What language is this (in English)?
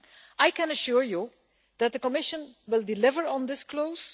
English